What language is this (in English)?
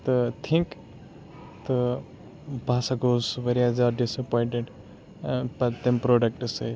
Kashmiri